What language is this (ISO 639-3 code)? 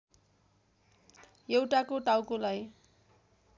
nep